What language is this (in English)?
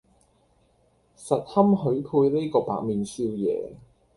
Cantonese